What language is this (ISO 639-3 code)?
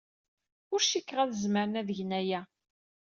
kab